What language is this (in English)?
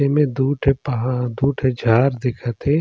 Surgujia